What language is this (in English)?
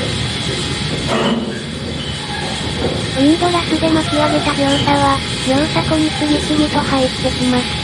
Japanese